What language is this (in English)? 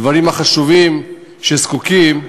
Hebrew